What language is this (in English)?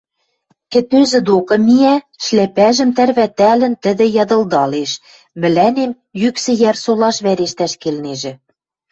Western Mari